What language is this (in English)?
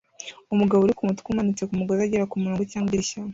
Kinyarwanda